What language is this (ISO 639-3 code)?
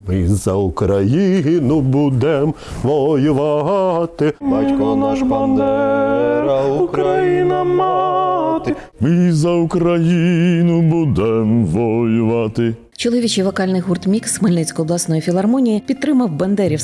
ukr